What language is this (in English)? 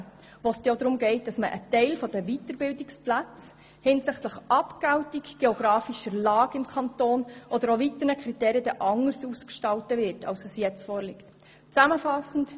Swiss German